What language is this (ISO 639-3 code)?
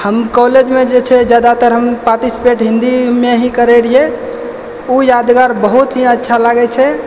mai